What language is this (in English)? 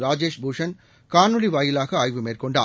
Tamil